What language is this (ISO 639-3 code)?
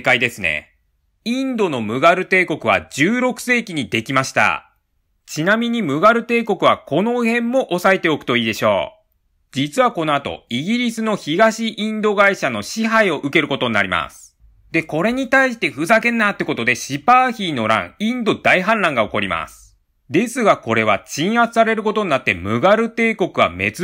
jpn